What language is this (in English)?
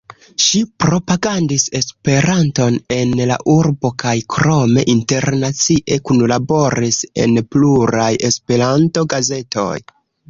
Esperanto